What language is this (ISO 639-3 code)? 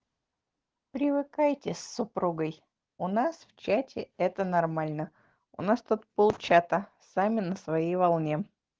rus